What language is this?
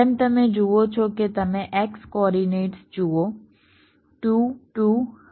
Gujarati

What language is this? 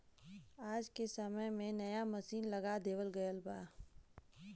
Bhojpuri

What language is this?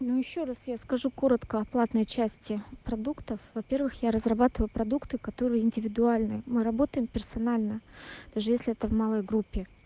Russian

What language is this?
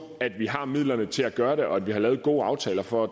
Danish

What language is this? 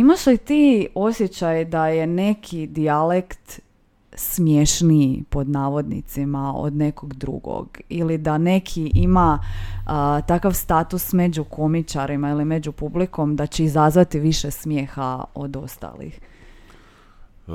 Croatian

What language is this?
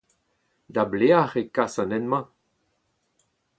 Breton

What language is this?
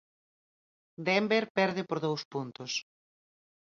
Galician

